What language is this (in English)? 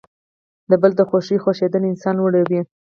Pashto